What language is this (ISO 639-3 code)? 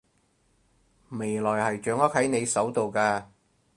yue